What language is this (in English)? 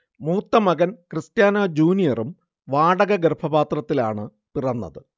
Malayalam